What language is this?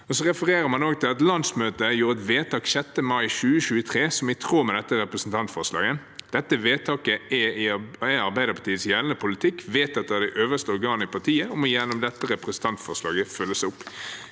Norwegian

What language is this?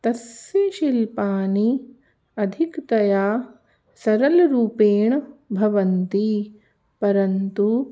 Sanskrit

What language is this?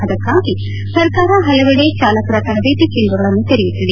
Kannada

